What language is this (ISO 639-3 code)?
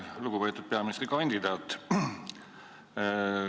est